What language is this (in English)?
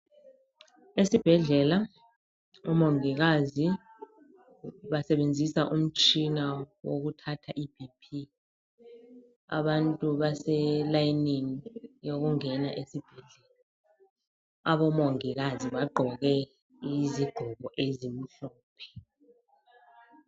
North Ndebele